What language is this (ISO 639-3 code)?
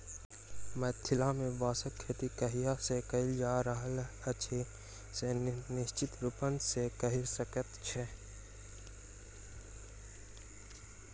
mai